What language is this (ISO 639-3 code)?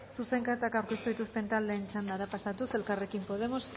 eus